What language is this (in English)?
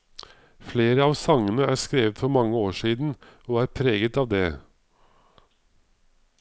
Norwegian